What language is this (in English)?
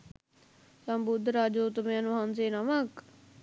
Sinhala